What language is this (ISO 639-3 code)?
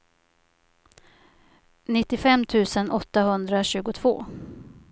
swe